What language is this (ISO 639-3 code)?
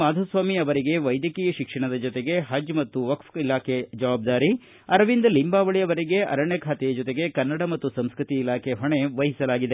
kan